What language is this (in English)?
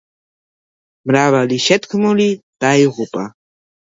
Georgian